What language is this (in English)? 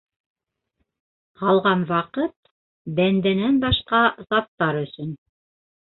Bashkir